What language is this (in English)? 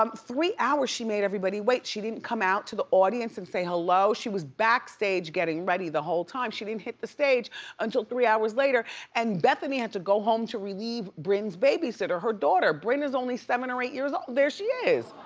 English